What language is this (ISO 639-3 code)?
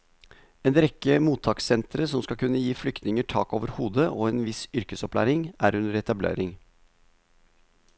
nor